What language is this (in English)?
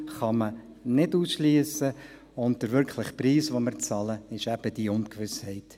Swiss German